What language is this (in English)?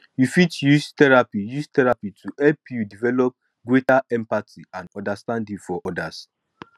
Nigerian Pidgin